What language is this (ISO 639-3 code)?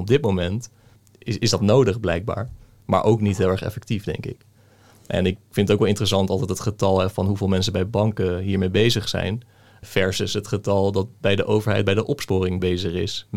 nld